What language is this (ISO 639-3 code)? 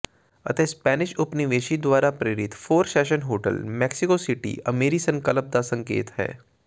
pan